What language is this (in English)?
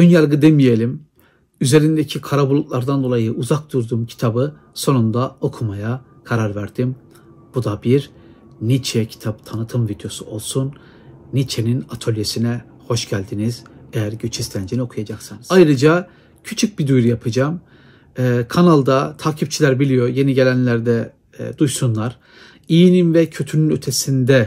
Turkish